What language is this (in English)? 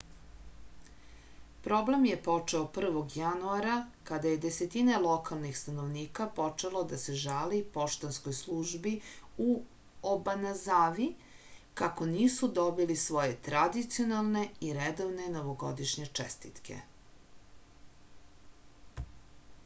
Serbian